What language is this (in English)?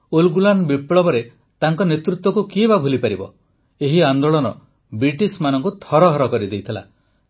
Odia